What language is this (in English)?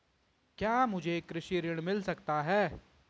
Hindi